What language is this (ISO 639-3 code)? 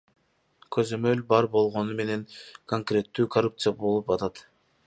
kir